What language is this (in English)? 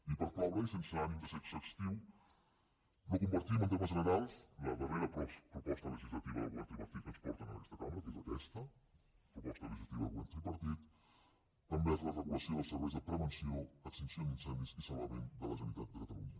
Catalan